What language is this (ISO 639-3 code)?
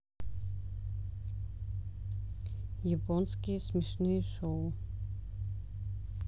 rus